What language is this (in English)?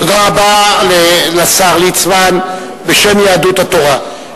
Hebrew